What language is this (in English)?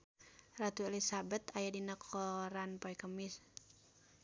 Sundanese